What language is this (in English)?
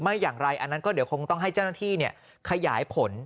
Thai